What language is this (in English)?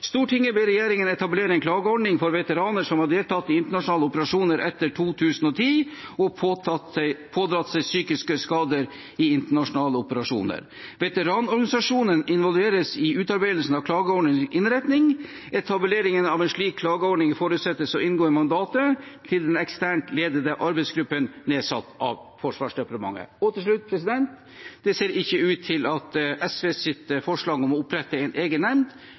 Norwegian Bokmål